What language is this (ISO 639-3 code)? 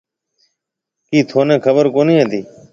mve